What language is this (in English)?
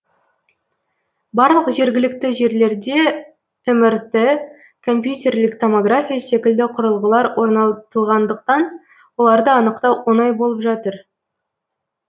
Kazakh